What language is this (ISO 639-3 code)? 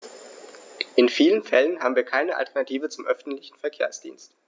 deu